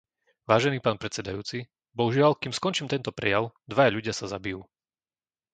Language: Slovak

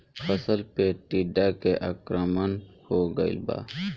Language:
Bhojpuri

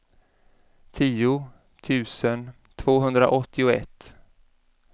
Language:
Swedish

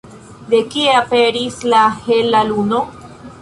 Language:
Esperanto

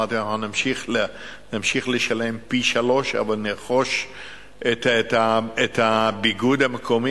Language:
Hebrew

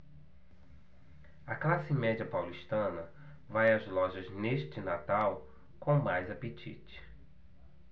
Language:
Portuguese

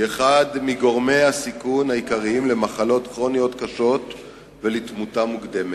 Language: Hebrew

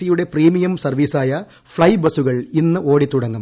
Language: Malayalam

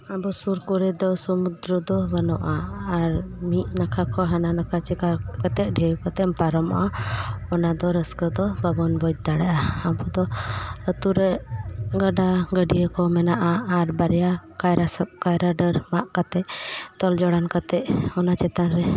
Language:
Santali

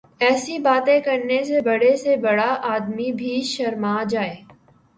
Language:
Urdu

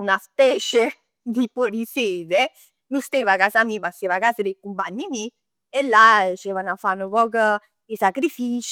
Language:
Neapolitan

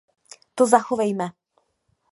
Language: Czech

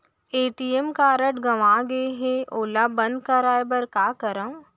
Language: Chhattisgarhi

